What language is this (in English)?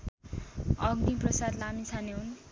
Nepali